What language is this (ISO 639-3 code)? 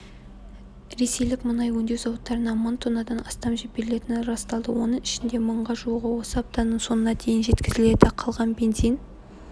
kaz